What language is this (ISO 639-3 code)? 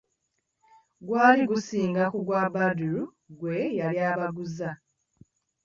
lug